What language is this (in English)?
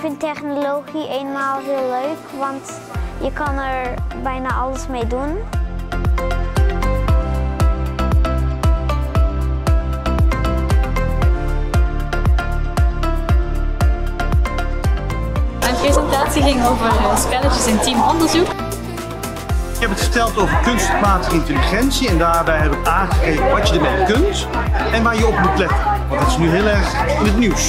Dutch